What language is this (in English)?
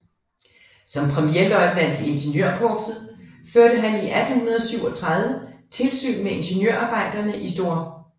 Danish